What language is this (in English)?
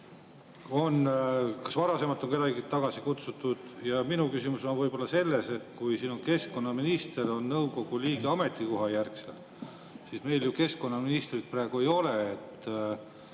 Estonian